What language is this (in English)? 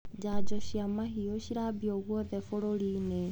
Kikuyu